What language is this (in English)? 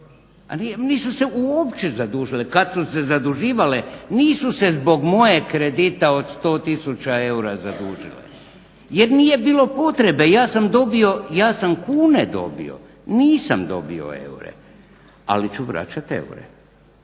Croatian